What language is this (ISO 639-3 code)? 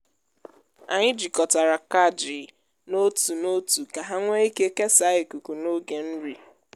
ibo